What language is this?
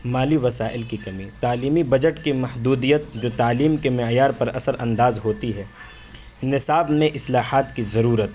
Urdu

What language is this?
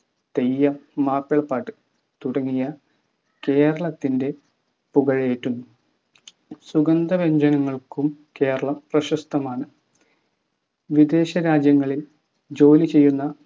Malayalam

